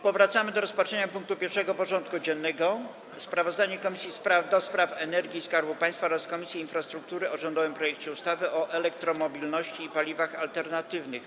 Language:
Polish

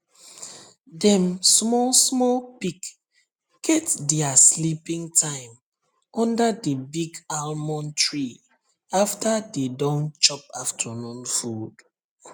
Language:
Nigerian Pidgin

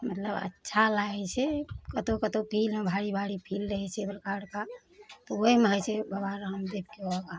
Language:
Maithili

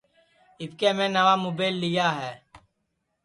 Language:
Sansi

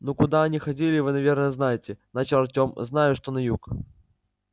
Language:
Russian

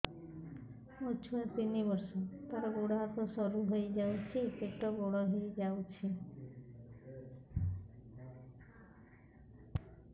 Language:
Odia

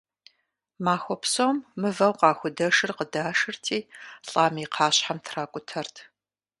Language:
Kabardian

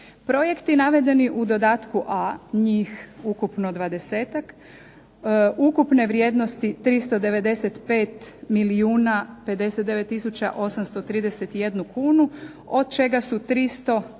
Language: Croatian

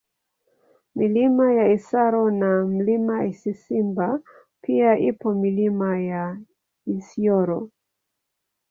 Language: Swahili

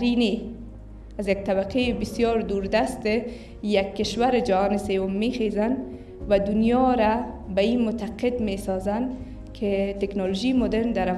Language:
Persian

